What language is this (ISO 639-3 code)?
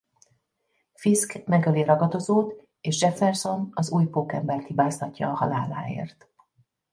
hun